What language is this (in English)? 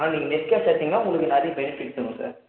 Tamil